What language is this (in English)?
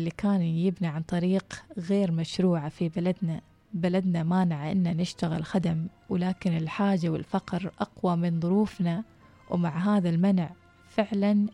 Arabic